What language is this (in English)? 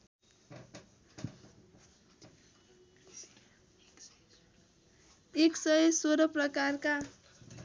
Nepali